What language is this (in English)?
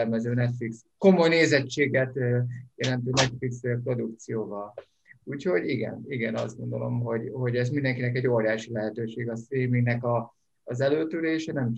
Hungarian